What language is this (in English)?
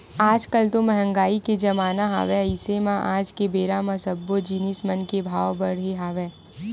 Chhattisgarhi